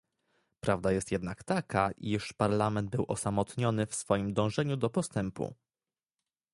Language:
Polish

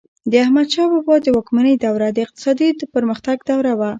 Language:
Pashto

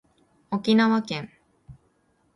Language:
Japanese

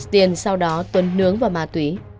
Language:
Vietnamese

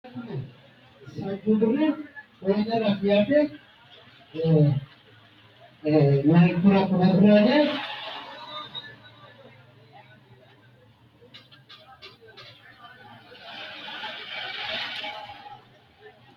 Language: Sidamo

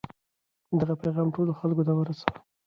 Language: Pashto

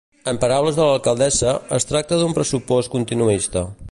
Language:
Catalan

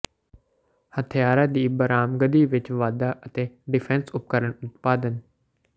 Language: Punjabi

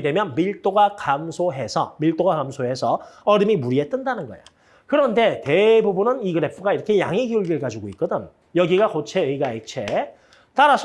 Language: Korean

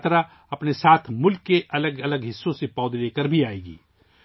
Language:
Urdu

